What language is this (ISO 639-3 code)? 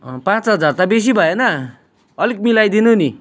nep